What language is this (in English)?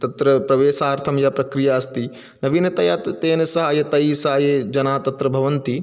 Sanskrit